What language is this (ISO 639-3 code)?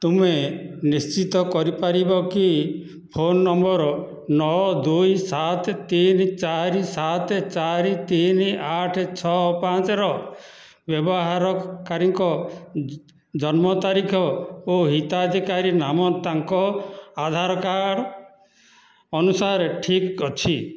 ori